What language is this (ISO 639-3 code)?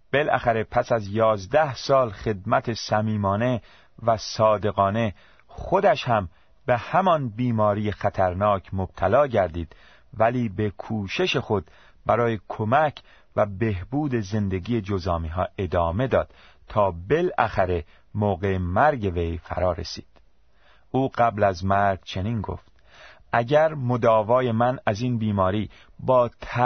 fas